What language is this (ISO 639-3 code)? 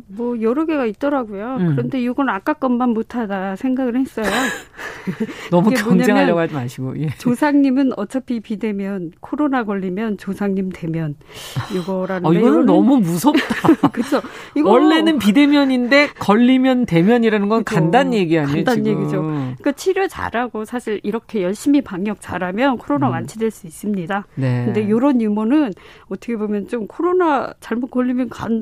kor